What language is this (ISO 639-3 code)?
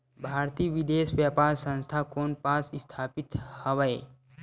hne